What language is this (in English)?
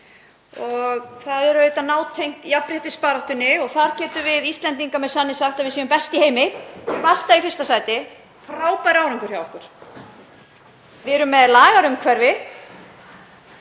Icelandic